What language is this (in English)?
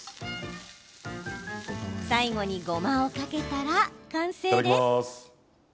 Japanese